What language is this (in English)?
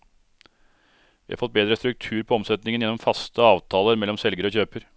Norwegian